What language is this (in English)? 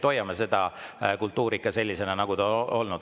Estonian